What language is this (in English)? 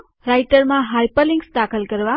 Gujarati